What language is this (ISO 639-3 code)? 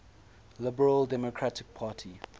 eng